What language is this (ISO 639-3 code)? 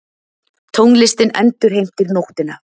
isl